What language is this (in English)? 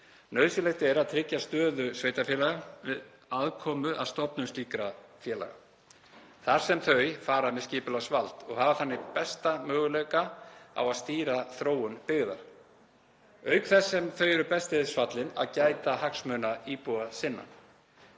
Icelandic